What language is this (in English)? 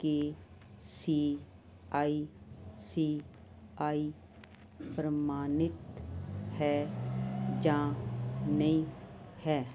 Punjabi